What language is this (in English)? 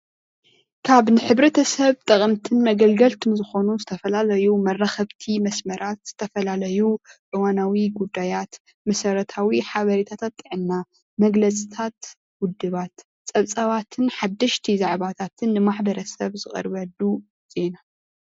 Tigrinya